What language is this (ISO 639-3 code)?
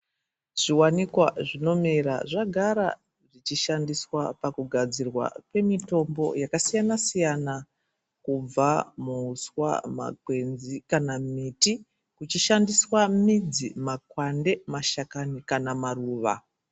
ndc